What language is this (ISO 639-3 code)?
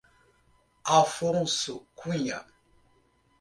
por